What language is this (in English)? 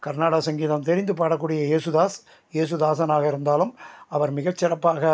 Tamil